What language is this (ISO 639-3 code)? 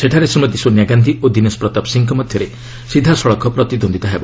ori